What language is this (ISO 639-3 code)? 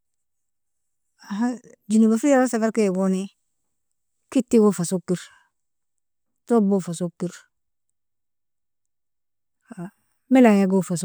fia